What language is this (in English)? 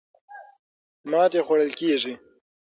Pashto